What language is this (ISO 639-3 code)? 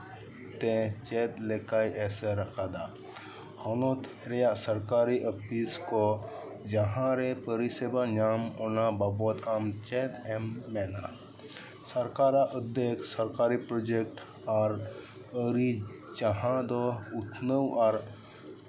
sat